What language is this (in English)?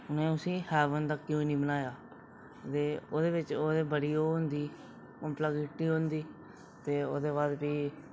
Dogri